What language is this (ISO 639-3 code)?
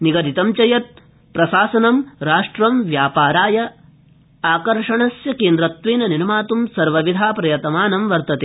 san